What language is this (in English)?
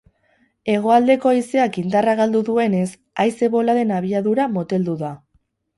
Basque